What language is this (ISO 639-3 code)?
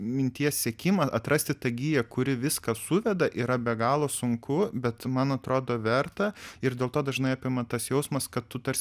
lit